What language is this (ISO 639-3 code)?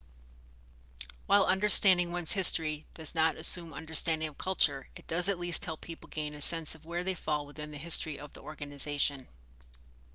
eng